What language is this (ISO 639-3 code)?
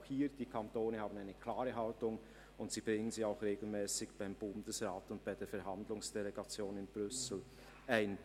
gsw